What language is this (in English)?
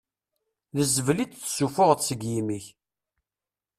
Kabyle